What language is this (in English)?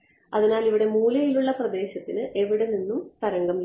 Malayalam